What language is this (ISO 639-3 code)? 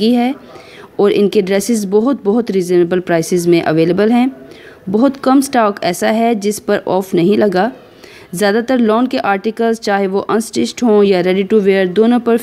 hin